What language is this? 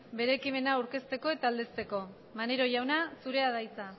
Basque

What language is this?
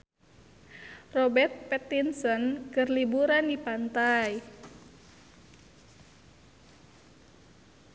Sundanese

